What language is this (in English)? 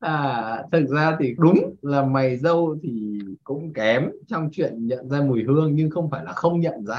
Vietnamese